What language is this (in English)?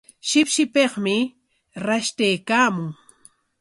Corongo Ancash Quechua